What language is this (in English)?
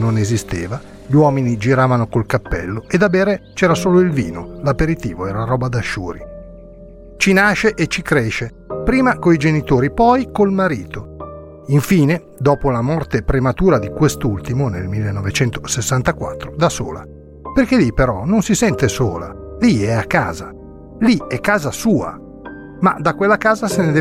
Italian